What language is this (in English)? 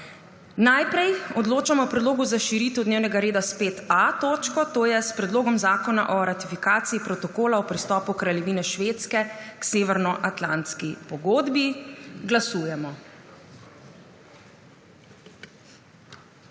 Slovenian